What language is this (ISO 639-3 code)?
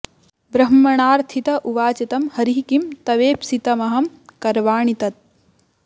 san